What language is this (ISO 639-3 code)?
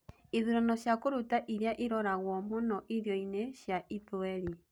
kik